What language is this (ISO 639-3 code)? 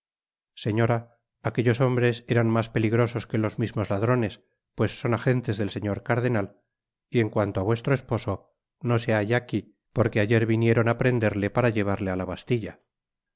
spa